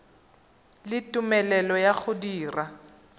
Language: Tswana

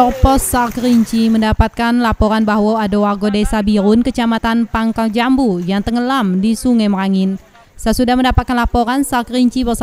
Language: Indonesian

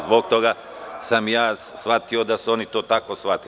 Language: Serbian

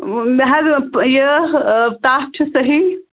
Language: Kashmiri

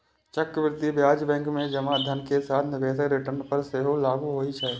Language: Maithili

